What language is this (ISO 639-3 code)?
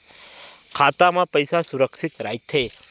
hne